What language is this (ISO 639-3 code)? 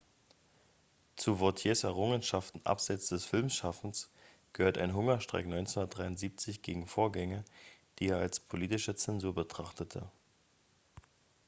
deu